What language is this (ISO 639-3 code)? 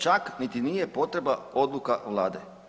hrv